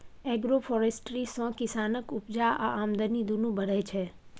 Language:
Maithili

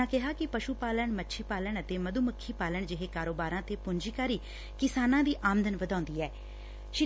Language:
Punjabi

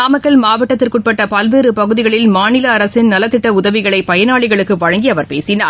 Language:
Tamil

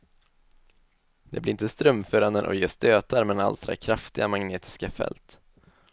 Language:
Swedish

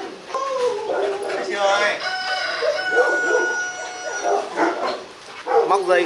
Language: Vietnamese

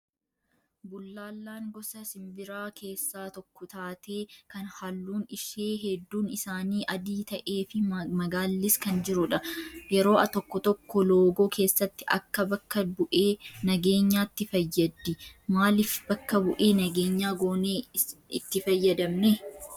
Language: Oromo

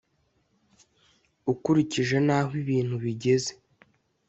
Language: Kinyarwanda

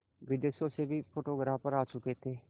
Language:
Hindi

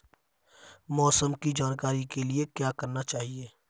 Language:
Hindi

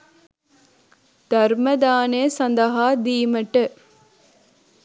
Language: Sinhala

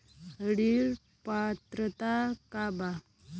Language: Bhojpuri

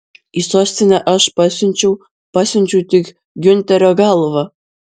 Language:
Lithuanian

